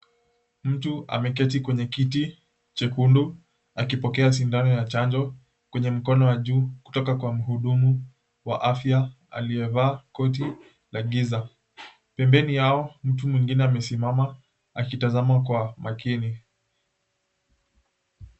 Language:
Swahili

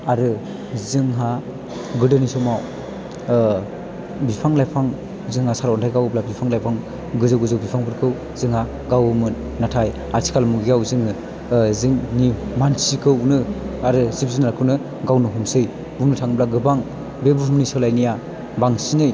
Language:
Bodo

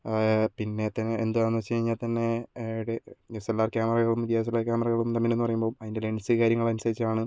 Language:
Malayalam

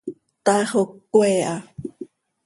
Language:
Seri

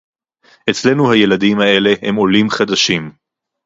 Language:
Hebrew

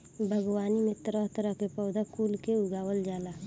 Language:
Bhojpuri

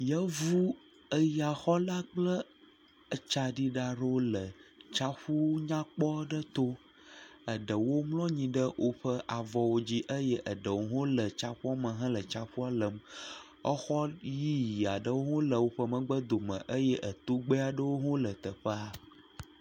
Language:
Ewe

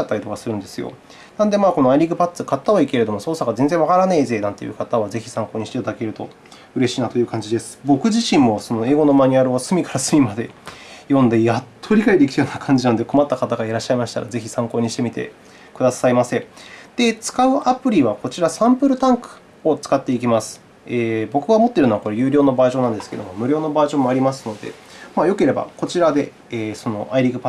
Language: Japanese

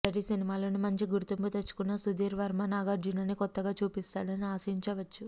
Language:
Telugu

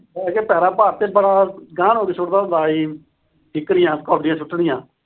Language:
Punjabi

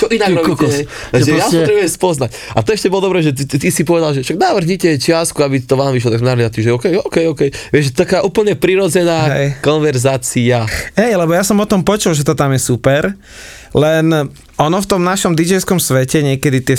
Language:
Slovak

